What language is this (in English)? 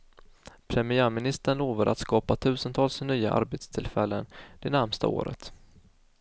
Swedish